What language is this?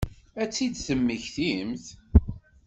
Kabyle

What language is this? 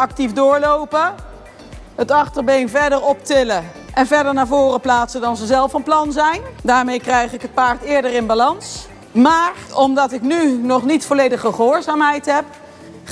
Dutch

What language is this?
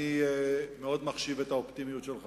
Hebrew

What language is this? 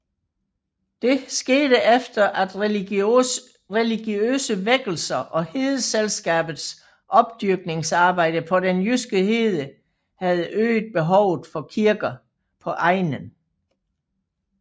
Danish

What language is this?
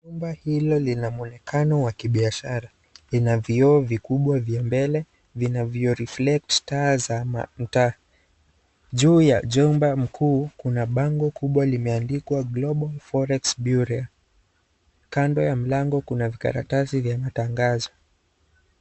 Swahili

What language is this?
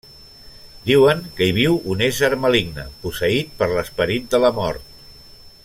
Catalan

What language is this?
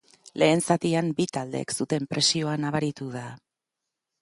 Basque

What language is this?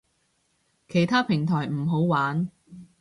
Cantonese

